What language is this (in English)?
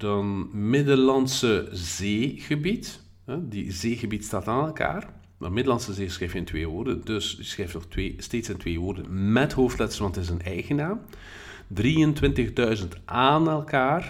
Dutch